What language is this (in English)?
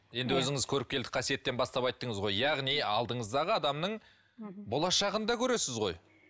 Kazakh